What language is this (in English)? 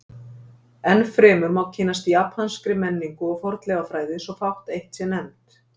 Icelandic